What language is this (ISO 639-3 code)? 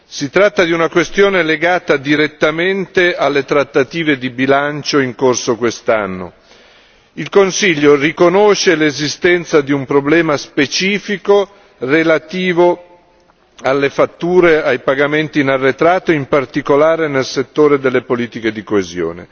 ita